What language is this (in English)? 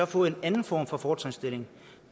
Danish